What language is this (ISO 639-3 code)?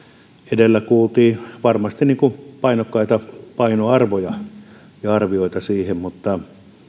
fin